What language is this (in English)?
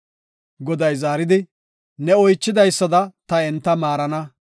Gofa